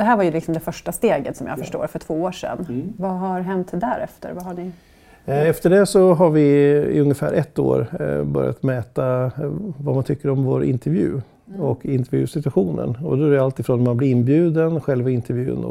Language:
Swedish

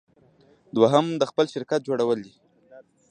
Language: Pashto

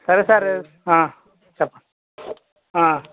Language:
Telugu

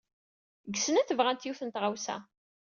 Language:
Kabyle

